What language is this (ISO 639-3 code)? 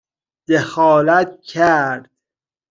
fas